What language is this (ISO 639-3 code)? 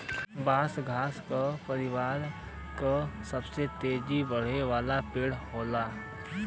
bho